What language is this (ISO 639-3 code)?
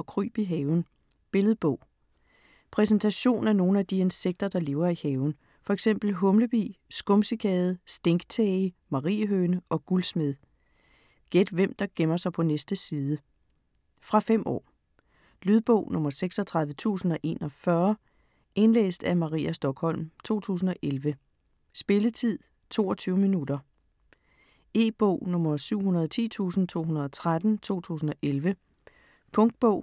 dan